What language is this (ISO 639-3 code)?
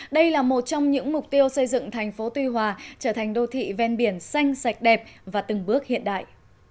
vie